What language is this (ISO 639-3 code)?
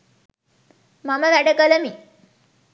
sin